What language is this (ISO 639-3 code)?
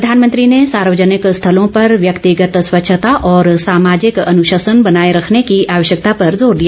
hin